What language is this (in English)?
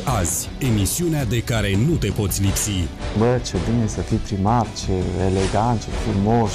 Romanian